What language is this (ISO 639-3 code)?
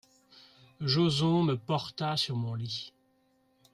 fra